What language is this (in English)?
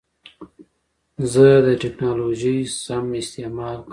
Pashto